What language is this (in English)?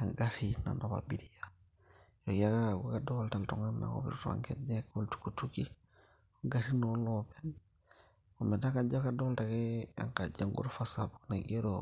Masai